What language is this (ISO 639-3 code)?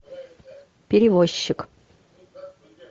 rus